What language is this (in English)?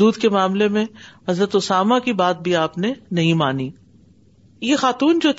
Urdu